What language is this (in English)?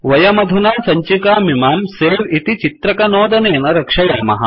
Sanskrit